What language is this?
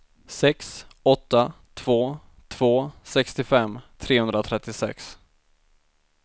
Swedish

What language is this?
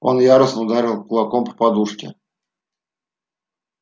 Russian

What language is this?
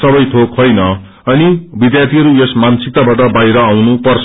Nepali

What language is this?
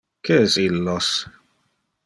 Interlingua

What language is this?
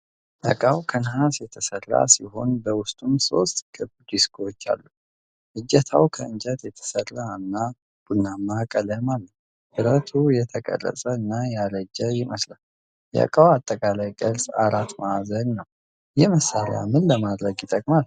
Amharic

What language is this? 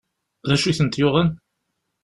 Kabyle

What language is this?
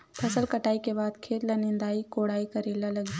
Chhattisgarhi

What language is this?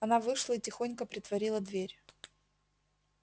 Russian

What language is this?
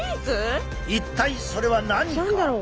Japanese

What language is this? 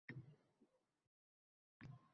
Uzbek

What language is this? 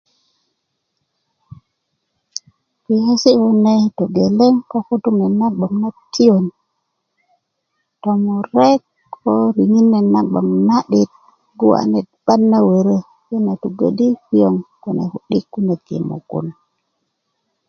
Kuku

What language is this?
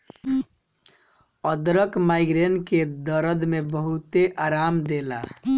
Bhojpuri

